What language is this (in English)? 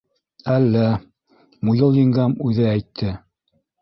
Bashkir